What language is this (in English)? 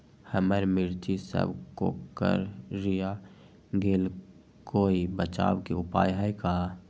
Magahi